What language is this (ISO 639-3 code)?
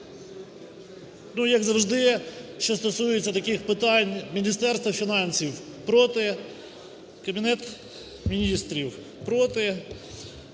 ukr